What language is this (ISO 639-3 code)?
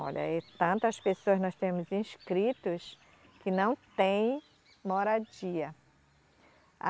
por